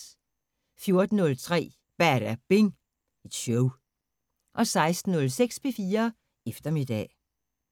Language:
Danish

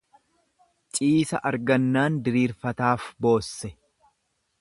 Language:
Oromo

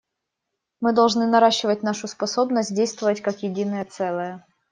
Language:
Russian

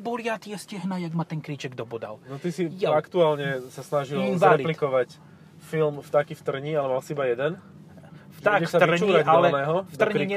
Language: Slovak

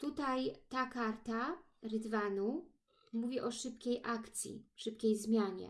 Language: Polish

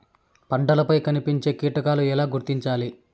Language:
Telugu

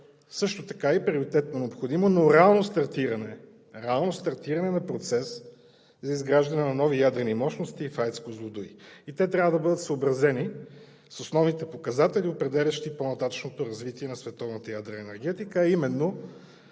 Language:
Bulgarian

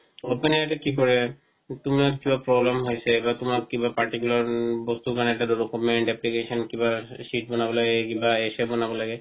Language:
Assamese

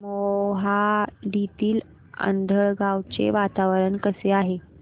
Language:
Marathi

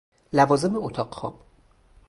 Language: Persian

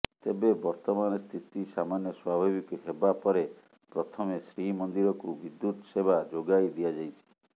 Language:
Odia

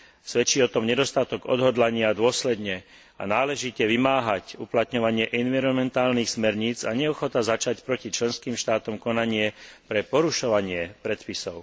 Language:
Slovak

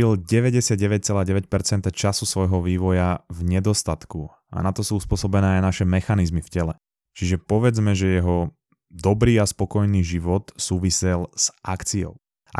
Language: Slovak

